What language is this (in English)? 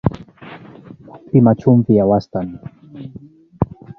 Swahili